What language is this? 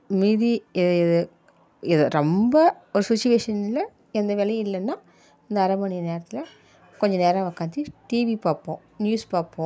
Tamil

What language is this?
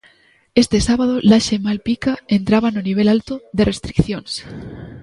Galician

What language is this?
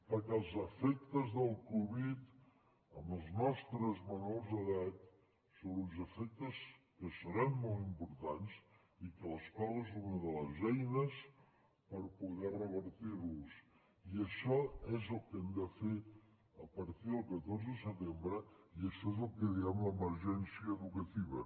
Catalan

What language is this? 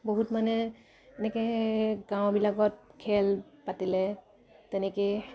Assamese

